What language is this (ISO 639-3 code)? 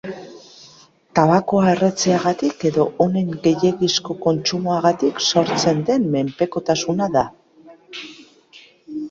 eus